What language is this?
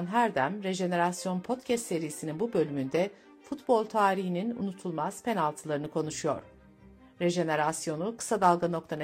Turkish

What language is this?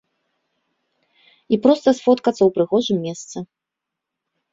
Belarusian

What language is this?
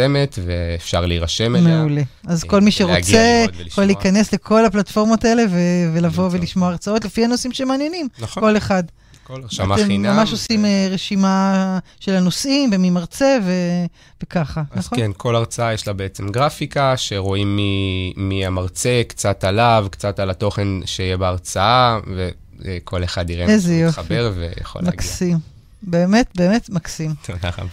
Hebrew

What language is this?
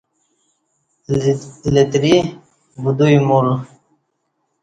Kati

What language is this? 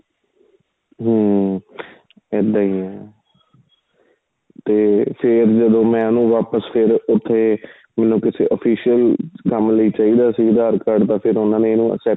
Punjabi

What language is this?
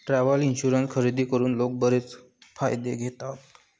Marathi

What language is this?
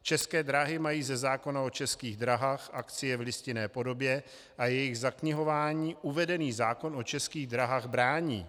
Czech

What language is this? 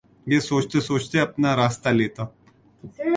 Urdu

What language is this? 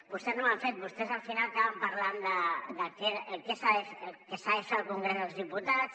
Catalan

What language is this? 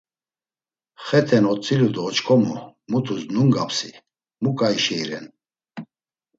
Laz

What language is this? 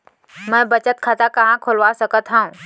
Chhattisgarhi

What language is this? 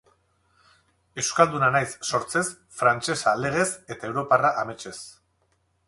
Basque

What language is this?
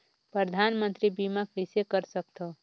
Chhattisgarhi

